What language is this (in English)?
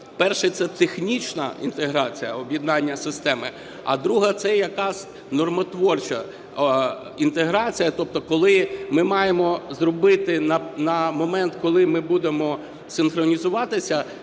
Ukrainian